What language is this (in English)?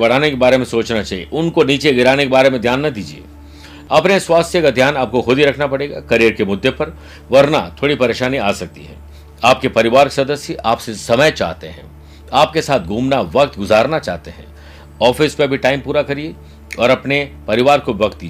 Hindi